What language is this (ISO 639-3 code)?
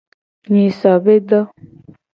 gej